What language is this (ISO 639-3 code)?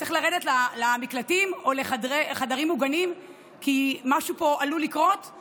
heb